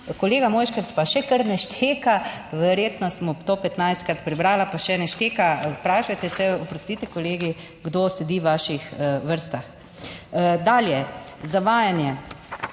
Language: Slovenian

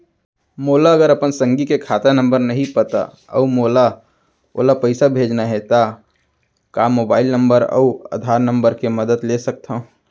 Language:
Chhattisgarhi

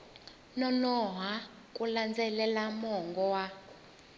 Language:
Tsonga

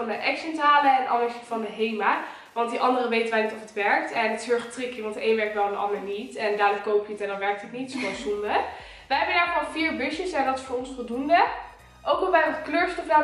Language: Dutch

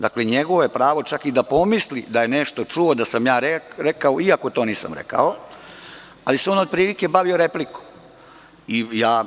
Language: Serbian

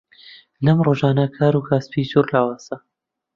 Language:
Central Kurdish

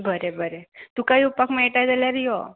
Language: Konkani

